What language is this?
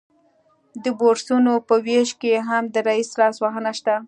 Pashto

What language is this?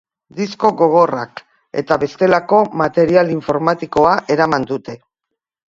Basque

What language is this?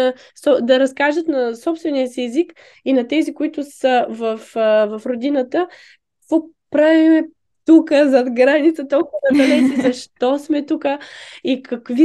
Bulgarian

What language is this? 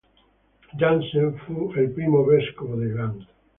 Italian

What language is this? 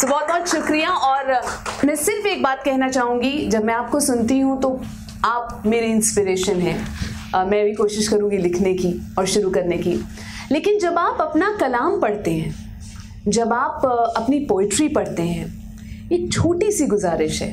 Hindi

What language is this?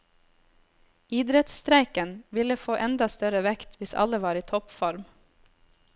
Norwegian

